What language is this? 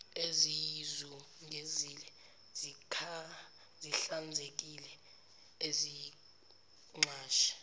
Zulu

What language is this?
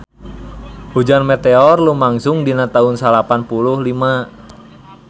Sundanese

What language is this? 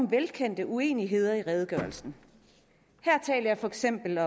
Danish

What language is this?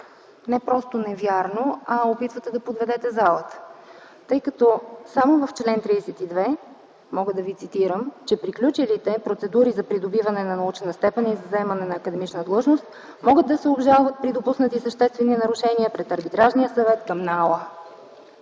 Bulgarian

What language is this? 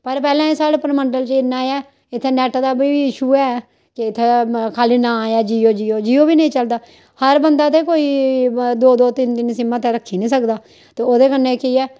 Dogri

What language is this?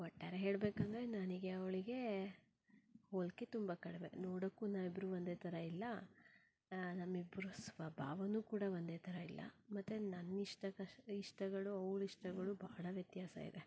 Kannada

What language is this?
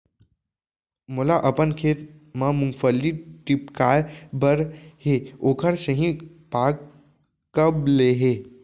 Chhattisgarhi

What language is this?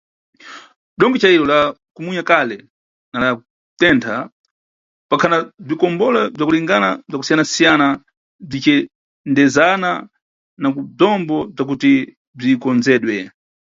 Nyungwe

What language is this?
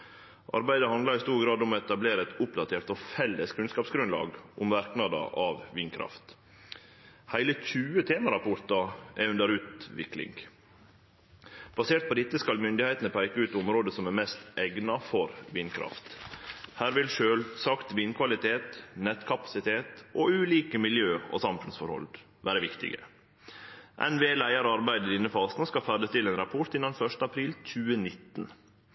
Norwegian Nynorsk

